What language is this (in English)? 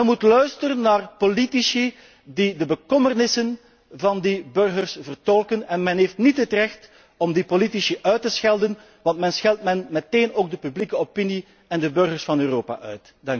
Dutch